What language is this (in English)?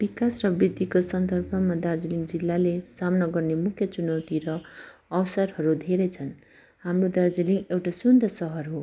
Nepali